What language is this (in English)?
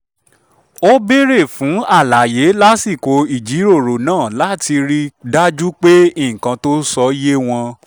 Yoruba